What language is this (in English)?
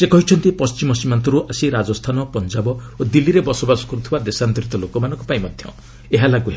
Odia